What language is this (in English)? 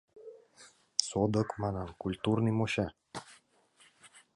Mari